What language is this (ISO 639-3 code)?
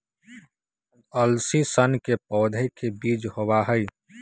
mag